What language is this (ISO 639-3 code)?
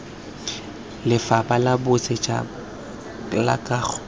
tsn